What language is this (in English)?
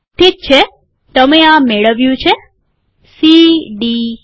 Gujarati